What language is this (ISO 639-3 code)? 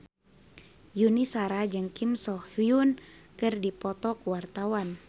sun